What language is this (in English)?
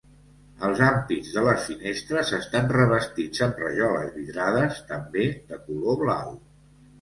Catalan